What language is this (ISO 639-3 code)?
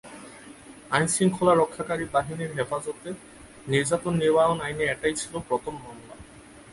ben